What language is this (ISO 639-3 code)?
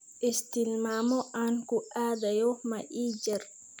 som